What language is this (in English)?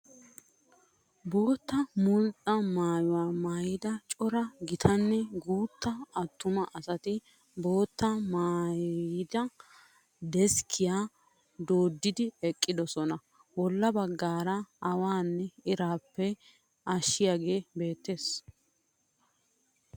Wolaytta